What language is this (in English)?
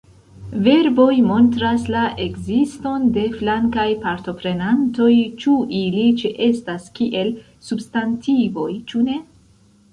Esperanto